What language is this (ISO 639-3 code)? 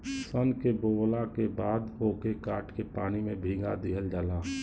bho